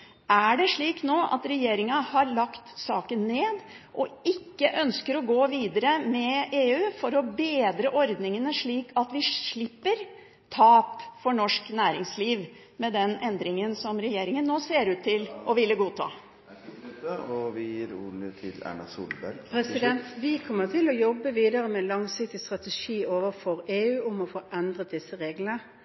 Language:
Norwegian Bokmål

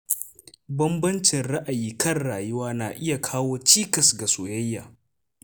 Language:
Hausa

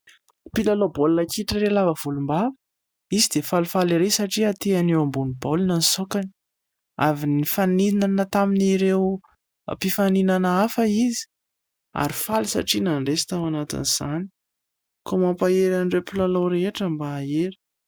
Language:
Malagasy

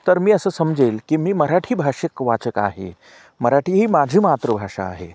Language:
Marathi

